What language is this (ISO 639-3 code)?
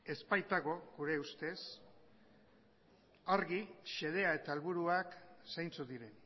eus